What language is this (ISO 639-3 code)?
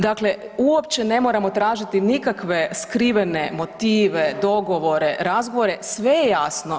hrv